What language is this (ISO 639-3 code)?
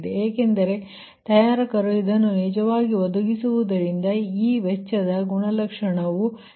kan